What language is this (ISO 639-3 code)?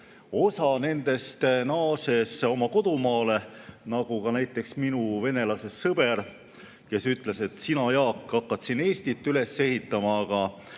est